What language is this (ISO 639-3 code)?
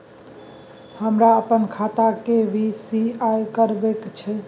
mai